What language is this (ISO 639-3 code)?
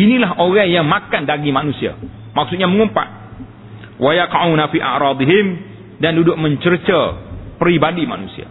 msa